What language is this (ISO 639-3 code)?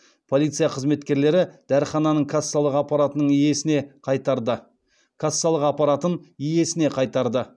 kaz